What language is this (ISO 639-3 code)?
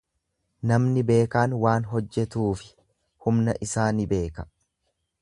orm